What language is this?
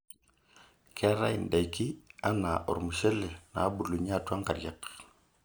Masai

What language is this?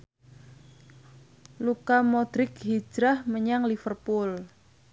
Javanese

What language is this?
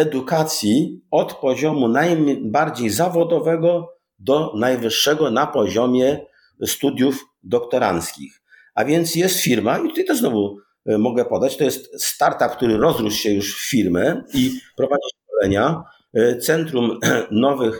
Polish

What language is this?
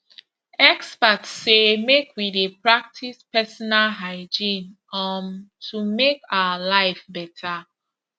Nigerian Pidgin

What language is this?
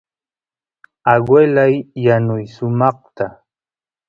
Santiago del Estero Quichua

